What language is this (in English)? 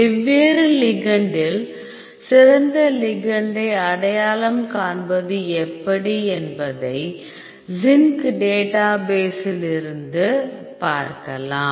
Tamil